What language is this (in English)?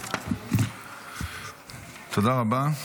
Hebrew